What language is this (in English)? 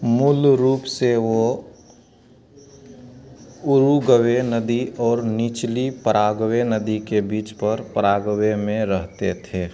Hindi